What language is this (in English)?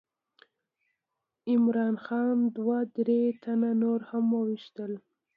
Pashto